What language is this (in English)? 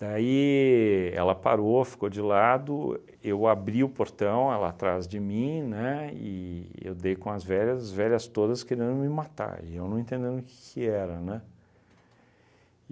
Portuguese